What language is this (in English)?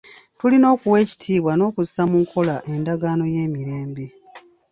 Ganda